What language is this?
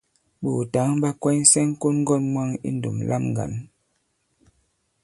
Bankon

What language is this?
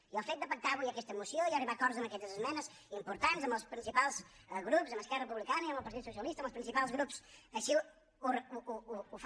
Catalan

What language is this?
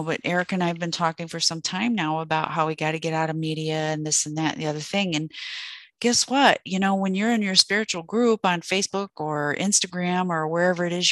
English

